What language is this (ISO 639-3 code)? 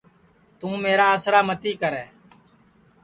ssi